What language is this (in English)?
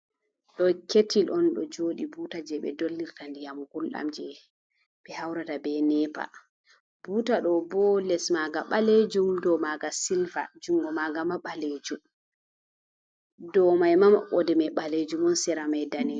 Fula